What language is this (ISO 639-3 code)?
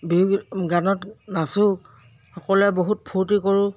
asm